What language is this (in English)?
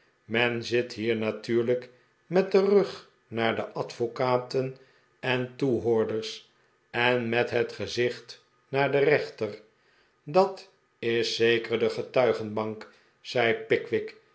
Dutch